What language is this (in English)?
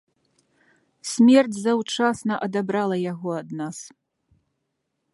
Belarusian